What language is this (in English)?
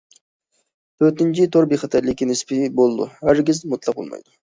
Uyghur